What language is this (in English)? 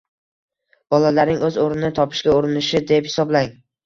Uzbek